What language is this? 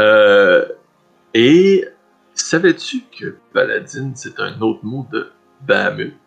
French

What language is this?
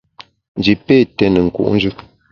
Bamun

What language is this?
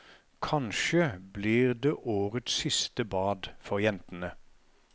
Norwegian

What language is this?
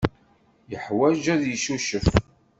Kabyle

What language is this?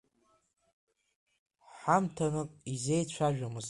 Abkhazian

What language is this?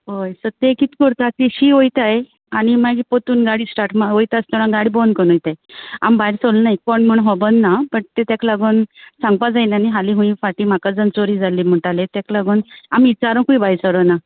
Konkani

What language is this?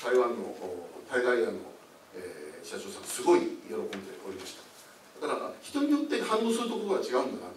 Japanese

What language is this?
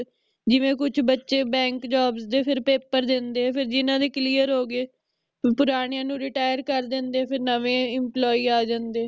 Punjabi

